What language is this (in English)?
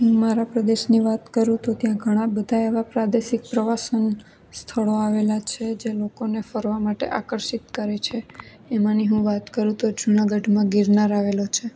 Gujarati